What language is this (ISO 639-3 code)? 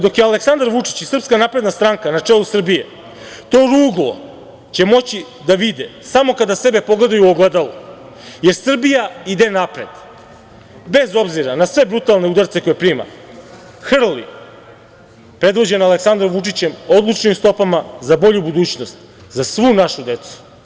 srp